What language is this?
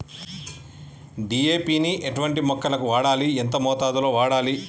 Telugu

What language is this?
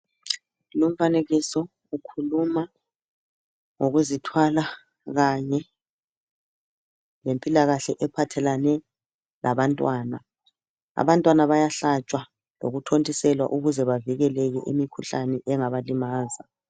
North Ndebele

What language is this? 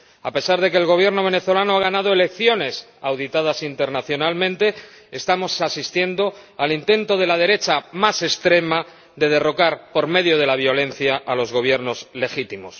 Spanish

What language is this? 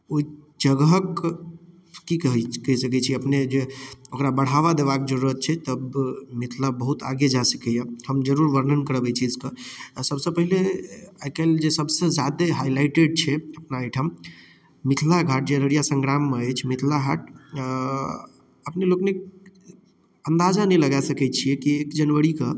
Maithili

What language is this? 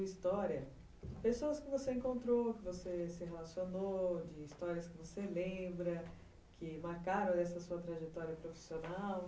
Portuguese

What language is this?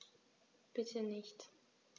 German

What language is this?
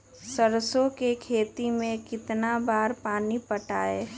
Magahi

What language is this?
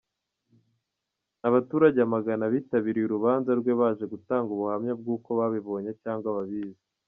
Kinyarwanda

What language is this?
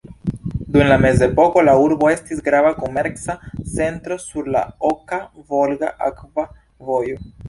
Esperanto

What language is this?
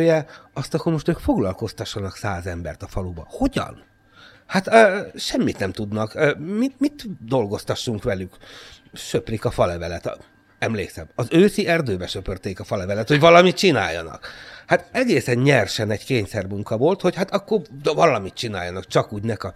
Hungarian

